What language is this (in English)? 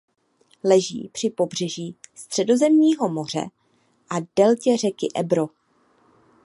Czech